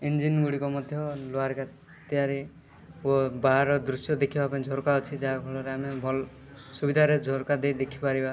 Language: Odia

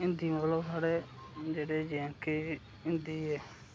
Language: Dogri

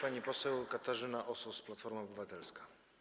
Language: Polish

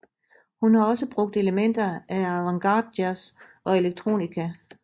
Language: Danish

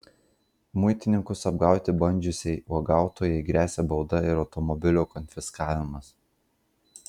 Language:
Lithuanian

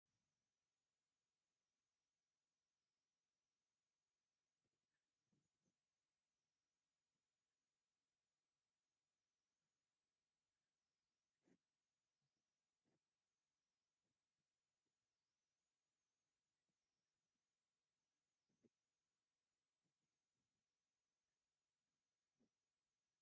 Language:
Tigrinya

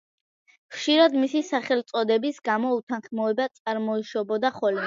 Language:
Georgian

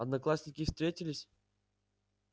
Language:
Russian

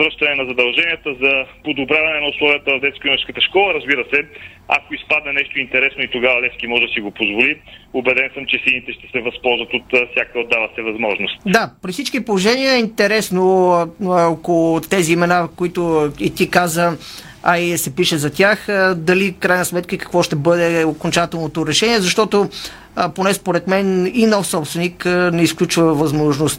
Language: Bulgarian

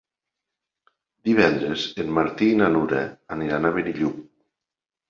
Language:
Catalan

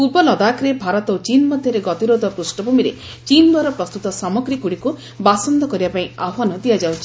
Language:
Odia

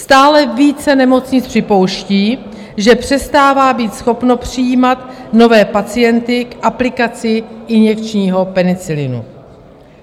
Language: Czech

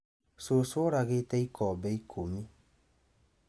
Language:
Kikuyu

